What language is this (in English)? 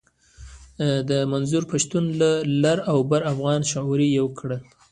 Pashto